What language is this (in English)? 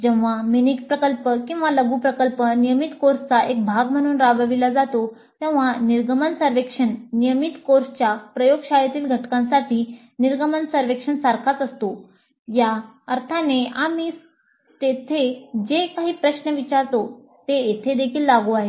Marathi